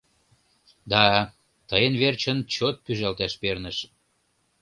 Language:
Mari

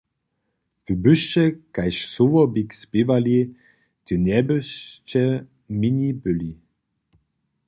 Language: Upper Sorbian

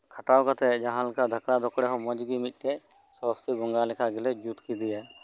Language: Santali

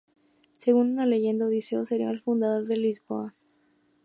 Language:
Spanish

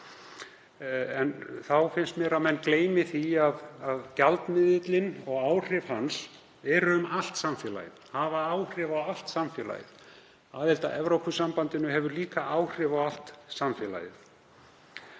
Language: Icelandic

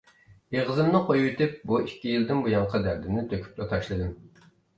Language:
Uyghur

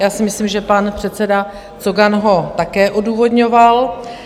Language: Czech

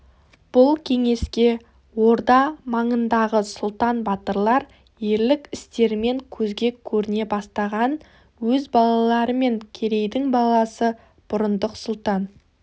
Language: Kazakh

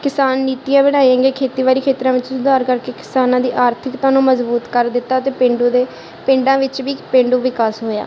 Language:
Punjabi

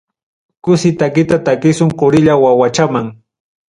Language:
Ayacucho Quechua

